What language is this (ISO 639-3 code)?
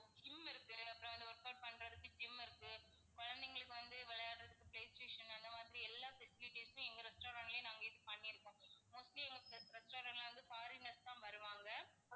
tam